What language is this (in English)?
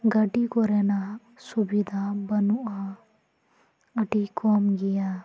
Santali